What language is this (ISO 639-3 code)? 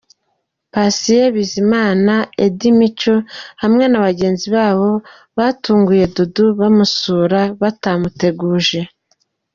kin